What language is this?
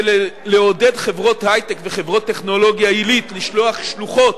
Hebrew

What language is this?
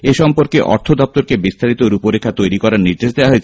Bangla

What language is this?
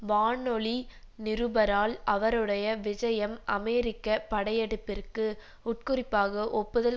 Tamil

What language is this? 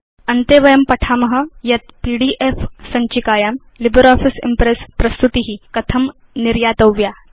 Sanskrit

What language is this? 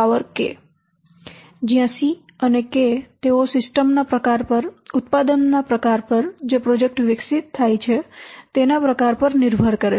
Gujarati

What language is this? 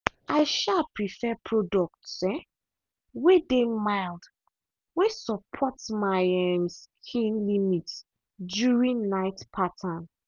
Nigerian Pidgin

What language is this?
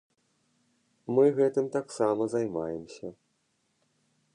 Belarusian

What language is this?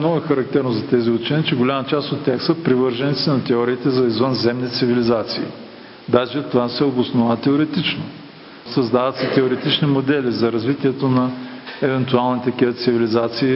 Bulgarian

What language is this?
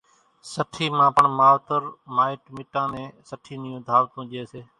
Kachi Koli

